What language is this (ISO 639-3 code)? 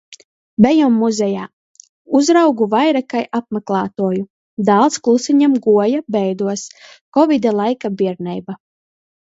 ltg